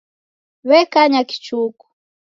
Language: Taita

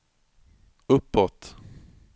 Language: Swedish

